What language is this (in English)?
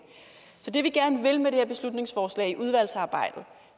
Danish